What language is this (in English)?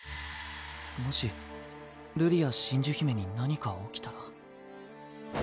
Japanese